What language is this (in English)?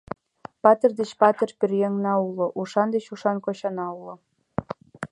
Mari